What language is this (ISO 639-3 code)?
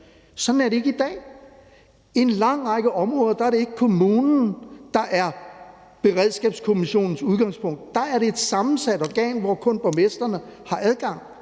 dan